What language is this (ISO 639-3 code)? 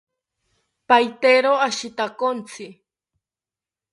cpy